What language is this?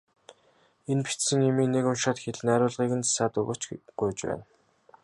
Mongolian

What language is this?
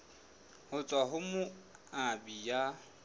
Southern Sotho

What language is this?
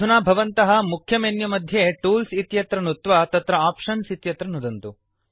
Sanskrit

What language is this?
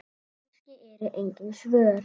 Icelandic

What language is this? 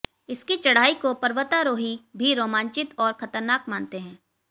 Hindi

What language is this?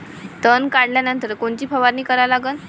Marathi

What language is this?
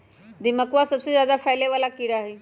Magahi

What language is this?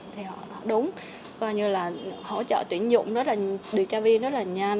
Vietnamese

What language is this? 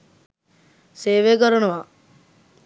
Sinhala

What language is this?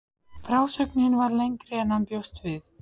Icelandic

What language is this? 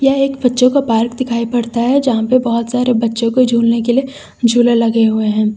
Hindi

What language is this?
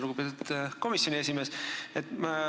Estonian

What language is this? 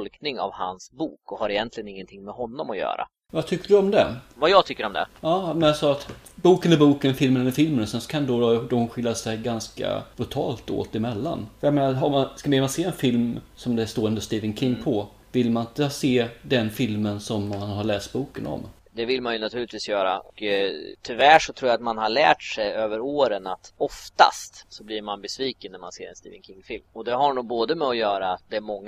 Swedish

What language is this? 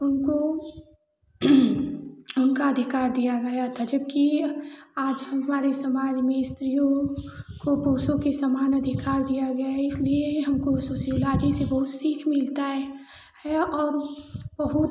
Hindi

